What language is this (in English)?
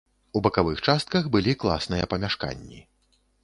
Belarusian